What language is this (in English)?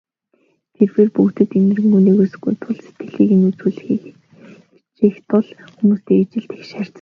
Mongolian